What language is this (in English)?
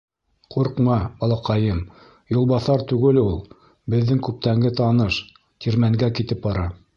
Bashkir